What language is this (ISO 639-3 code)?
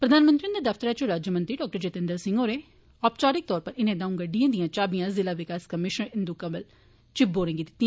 doi